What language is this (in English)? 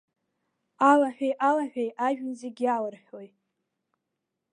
Abkhazian